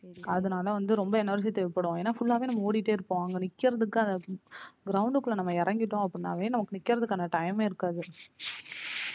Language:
Tamil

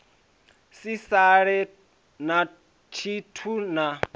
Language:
Venda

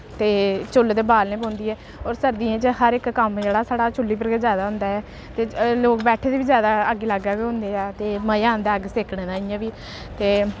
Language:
Dogri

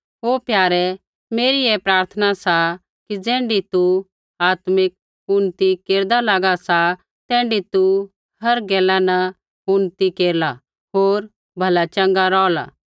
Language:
Kullu Pahari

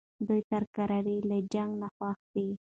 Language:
Pashto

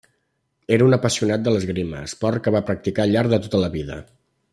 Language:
Catalan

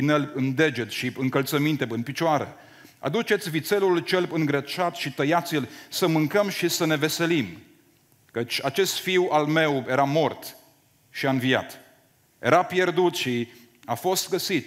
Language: Romanian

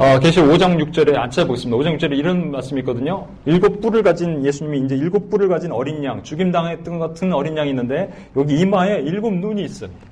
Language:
Korean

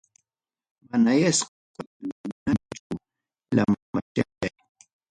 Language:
Ayacucho Quechua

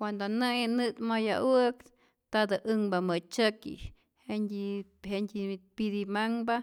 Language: Rayón Zoque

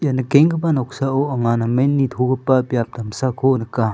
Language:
Garo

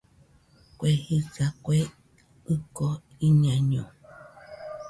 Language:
Nüpode Huitoto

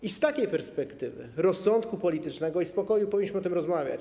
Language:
Polish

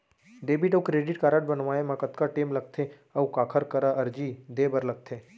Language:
Chhattisgarhi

